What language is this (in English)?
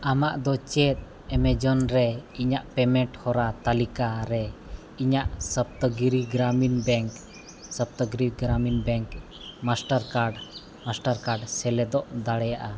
Santali